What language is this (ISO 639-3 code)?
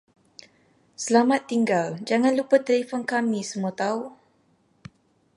msa